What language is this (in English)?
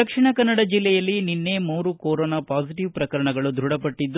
Kannada